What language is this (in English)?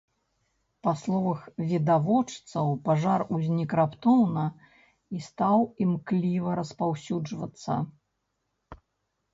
Belarusian